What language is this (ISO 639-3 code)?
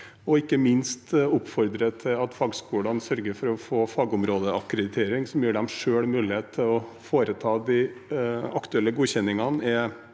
nor